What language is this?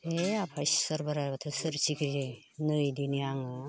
Bodo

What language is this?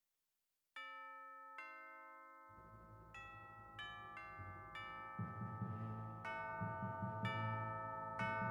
Dutch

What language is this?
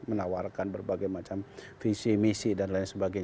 Indonesian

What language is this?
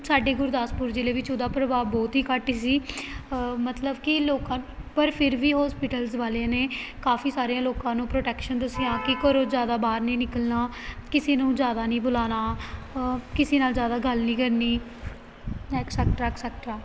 Punjabi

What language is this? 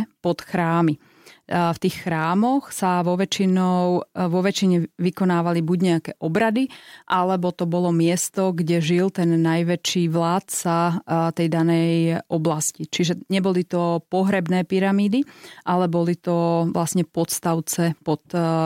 Slovak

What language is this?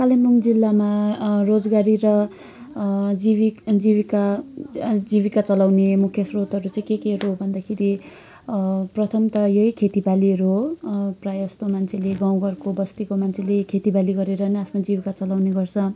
Nepali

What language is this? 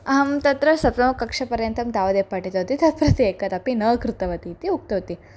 Sanskrit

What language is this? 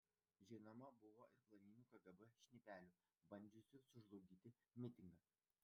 Lithuanian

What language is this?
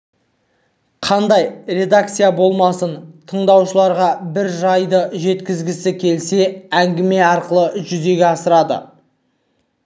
Kazakh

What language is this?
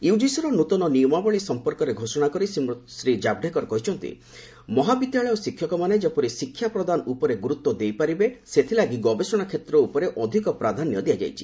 Odia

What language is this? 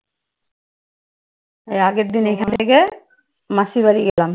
Bangla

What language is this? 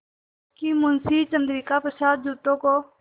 Hindi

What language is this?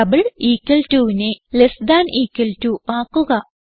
Malayalam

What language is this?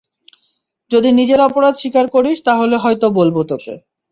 Bangla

